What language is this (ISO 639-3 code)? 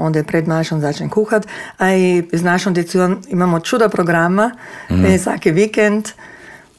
hrv